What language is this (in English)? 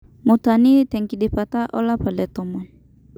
Masai